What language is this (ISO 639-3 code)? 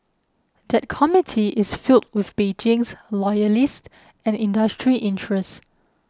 eng